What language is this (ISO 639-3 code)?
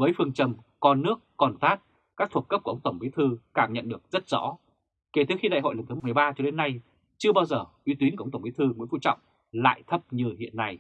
vie